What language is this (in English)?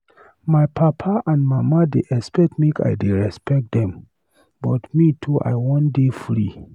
Nigerian Pidgin